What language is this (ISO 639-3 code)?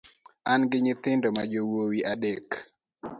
luo